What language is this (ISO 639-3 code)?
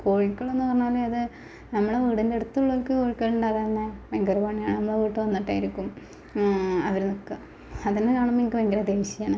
mal